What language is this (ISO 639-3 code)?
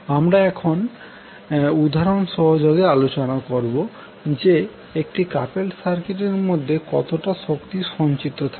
ben